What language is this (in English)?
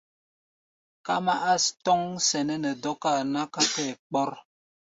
Gbaya